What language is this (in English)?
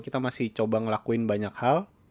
Indonesian